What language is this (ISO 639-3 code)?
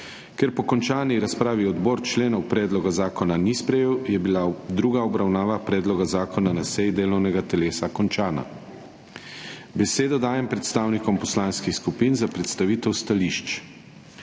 slv